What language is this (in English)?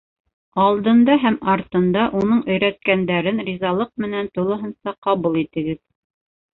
Bashkir